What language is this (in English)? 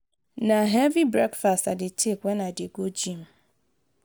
Nigerian Pidgin